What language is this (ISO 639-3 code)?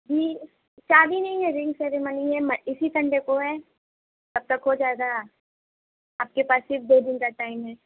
urd